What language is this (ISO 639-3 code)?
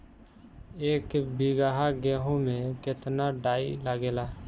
bho